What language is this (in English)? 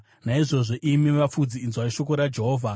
Shona